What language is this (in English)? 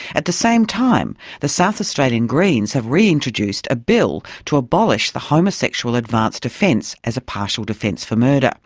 English